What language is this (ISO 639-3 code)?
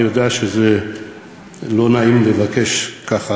heb